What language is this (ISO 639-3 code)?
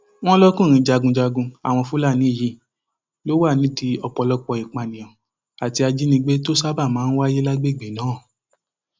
yor